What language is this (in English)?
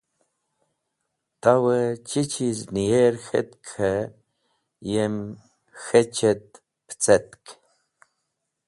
Wakhi